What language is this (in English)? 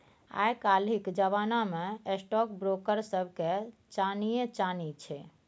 Maithili